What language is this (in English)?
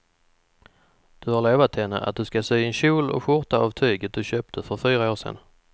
Swedish